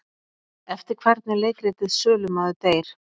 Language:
Icelandic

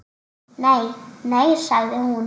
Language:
Icelandic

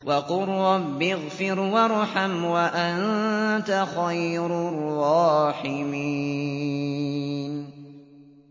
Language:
Arabic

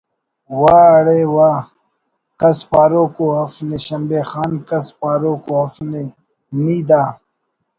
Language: Brahui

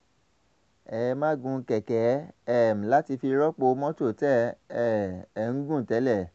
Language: Yoruba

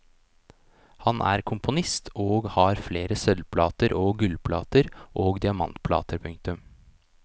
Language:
Norwegian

